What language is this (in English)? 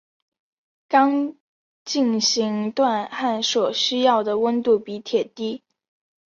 Chinese